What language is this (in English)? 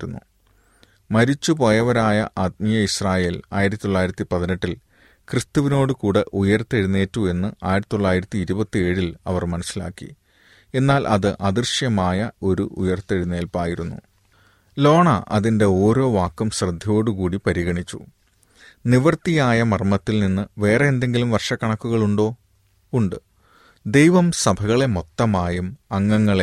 Malayalam